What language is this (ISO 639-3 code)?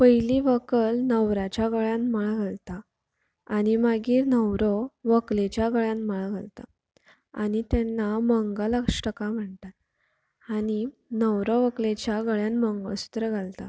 kok